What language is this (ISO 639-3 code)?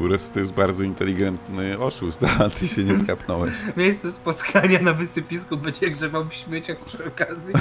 pol